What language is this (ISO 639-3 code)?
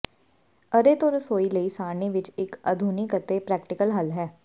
pan